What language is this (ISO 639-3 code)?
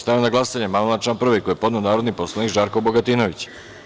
srp